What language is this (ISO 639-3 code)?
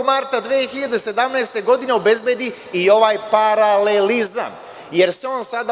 srp